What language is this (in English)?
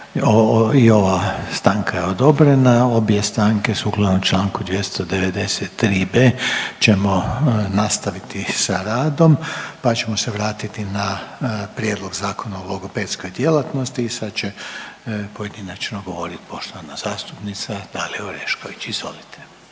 Croatian